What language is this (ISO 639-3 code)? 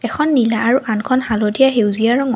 asm